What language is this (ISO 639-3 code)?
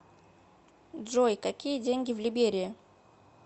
rus